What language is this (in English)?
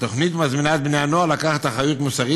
Hebrew